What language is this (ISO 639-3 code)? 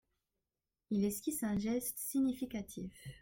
fra